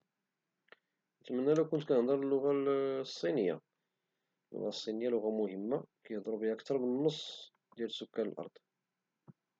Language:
Moroccan Arabic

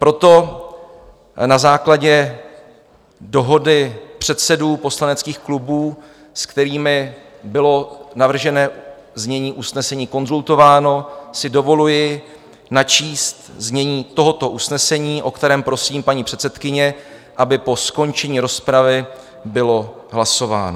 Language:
Czech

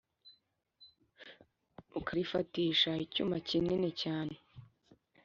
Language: Kinyarwanda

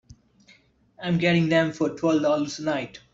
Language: English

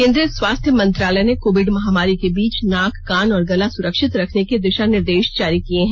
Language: Hindi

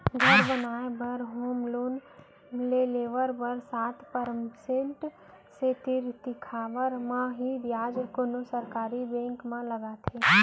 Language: Chhattisgarhi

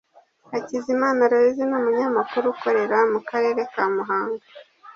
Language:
Kinyarwanda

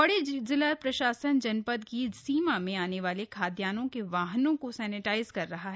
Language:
Hindi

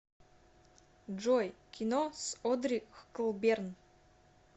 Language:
Russian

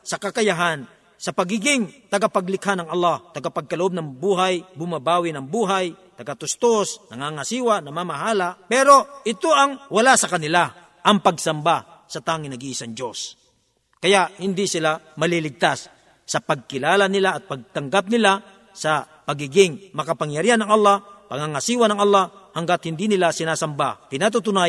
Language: Filipino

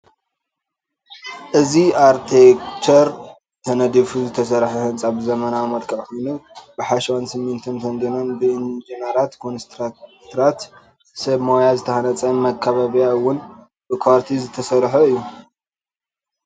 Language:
Tigrinya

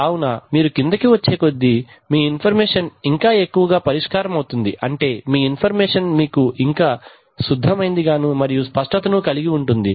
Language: Telugu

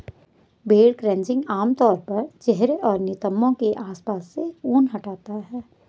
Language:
Hindi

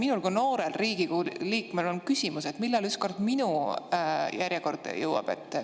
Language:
Estonian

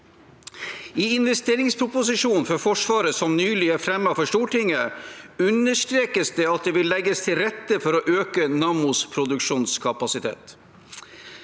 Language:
Norwegian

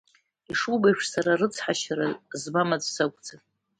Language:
Abkhazian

